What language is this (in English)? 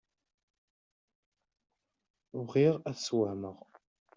Kabyle